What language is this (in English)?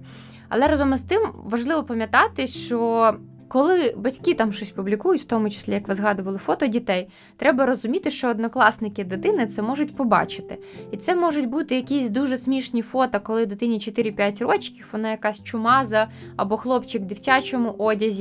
Ukrainian